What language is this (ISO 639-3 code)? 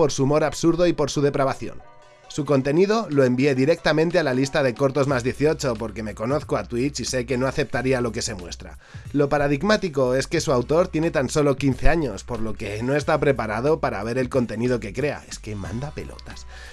spa